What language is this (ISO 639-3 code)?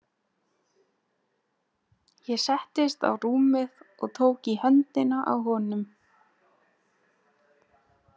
isl